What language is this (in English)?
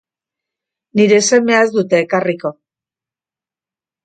Basque